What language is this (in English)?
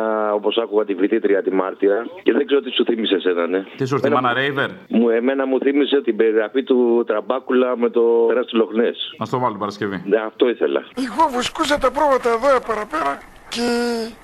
Greek